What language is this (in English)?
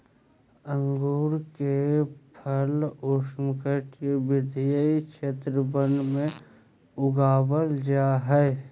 Magahi